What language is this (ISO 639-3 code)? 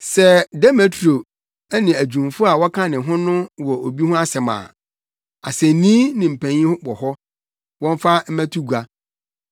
aka